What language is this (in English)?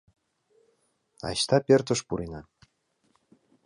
Mari